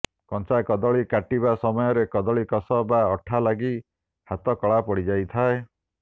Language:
Odia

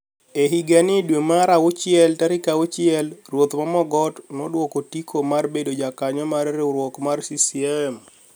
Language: Luo (Kenya and Tanzania)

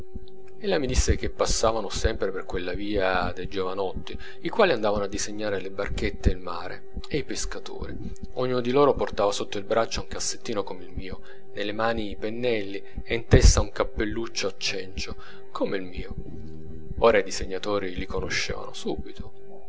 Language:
Italian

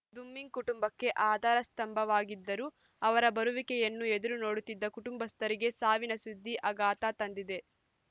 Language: Kannada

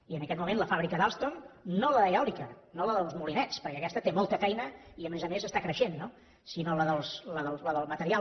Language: Catalan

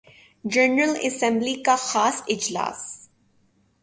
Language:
Urdu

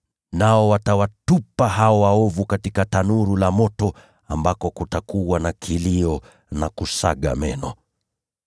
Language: Swahili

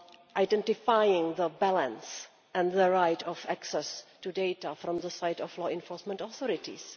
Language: English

